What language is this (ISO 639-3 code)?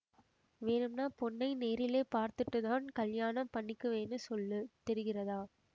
tam